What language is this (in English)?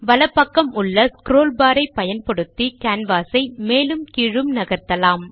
Tamil